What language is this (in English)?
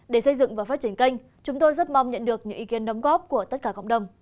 Vietnamese